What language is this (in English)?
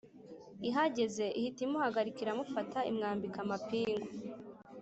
Kinyarwanda